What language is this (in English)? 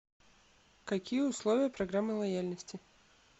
Russian